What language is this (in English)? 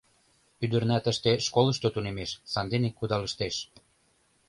Mari